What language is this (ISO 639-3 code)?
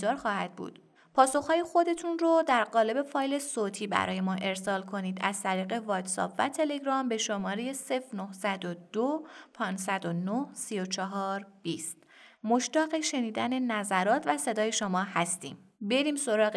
fas